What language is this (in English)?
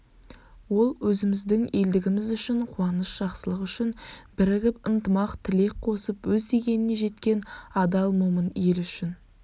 Kazakh